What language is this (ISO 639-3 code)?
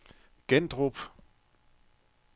dan